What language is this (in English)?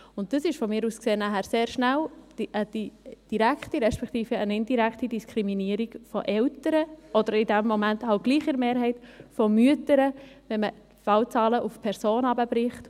Swiss German